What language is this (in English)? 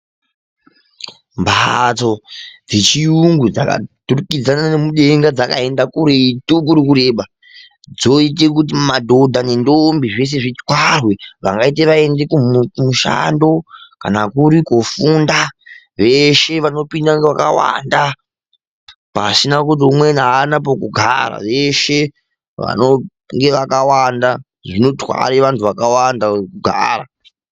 Ndau